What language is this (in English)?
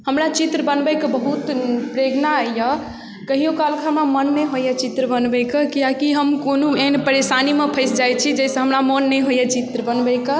Maithili